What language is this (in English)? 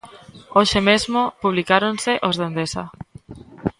Galician